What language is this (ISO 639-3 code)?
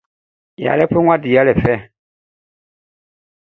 bci